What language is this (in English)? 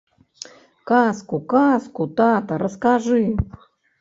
Belarusian